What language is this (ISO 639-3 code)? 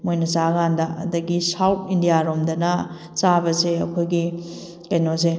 mni